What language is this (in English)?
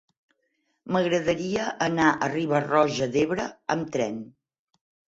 Catalan